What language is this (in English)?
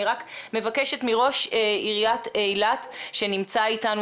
Hebrew